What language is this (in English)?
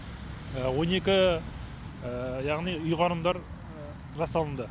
Kazakh